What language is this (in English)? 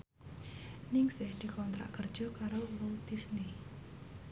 Javanese